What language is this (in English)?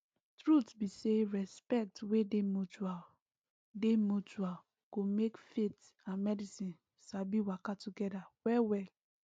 Nigerian Pidgin